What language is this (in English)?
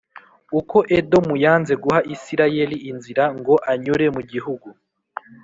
Kinyarwanda